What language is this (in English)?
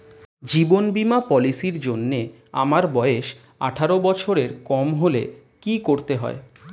Bangla